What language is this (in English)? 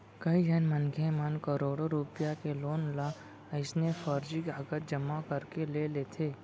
Chhattisgarhi